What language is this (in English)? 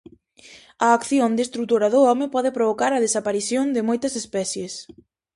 Galician